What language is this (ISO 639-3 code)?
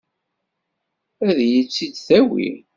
kab